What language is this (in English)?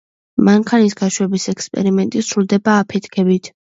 Georgian